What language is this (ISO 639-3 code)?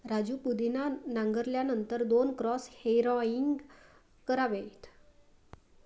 mar